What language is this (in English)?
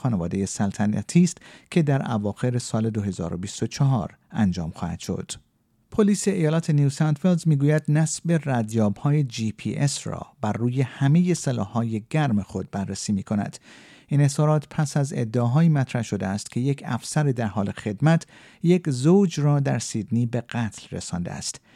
Persian